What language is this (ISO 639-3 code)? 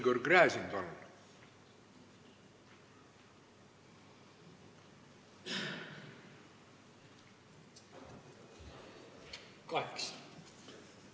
est